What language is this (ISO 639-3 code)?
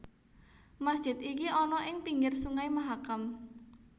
jav